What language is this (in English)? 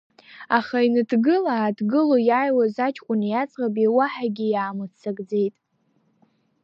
Abkhazian